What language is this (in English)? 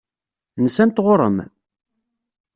Kabyle